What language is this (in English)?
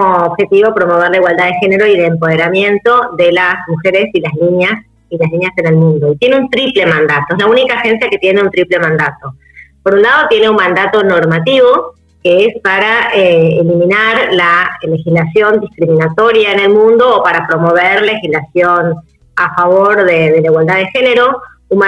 Spanish